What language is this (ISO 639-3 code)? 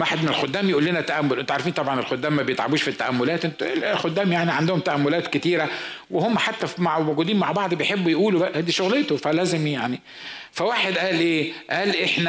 ara